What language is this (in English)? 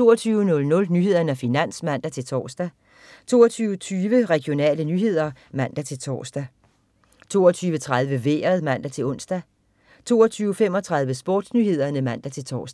Danish